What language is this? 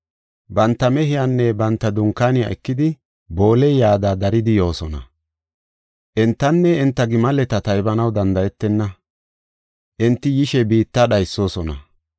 Gofa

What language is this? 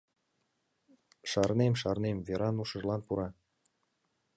Mari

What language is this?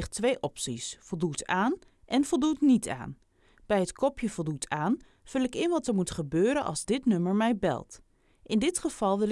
Dutch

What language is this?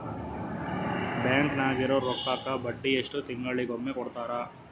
Kannada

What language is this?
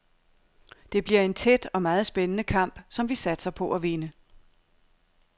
Danish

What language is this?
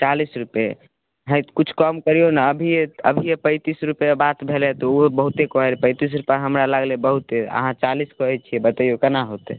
Maithili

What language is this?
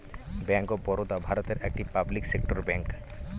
Bangla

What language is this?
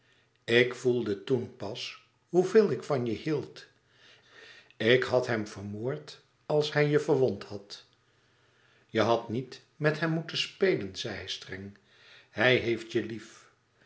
Dutch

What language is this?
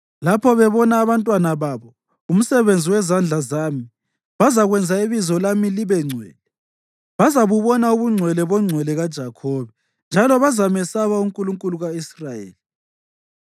North Ndebele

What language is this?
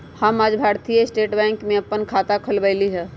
Magahi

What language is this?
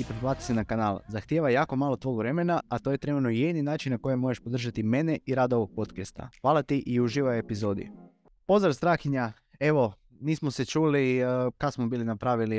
Croatian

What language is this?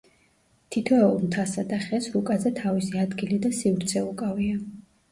Georgian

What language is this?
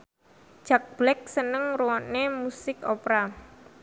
Javanese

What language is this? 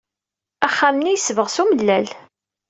Kabyle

